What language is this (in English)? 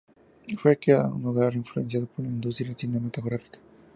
Spanish